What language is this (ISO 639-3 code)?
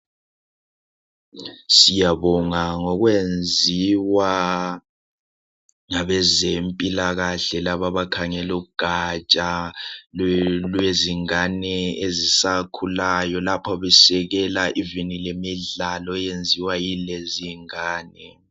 nde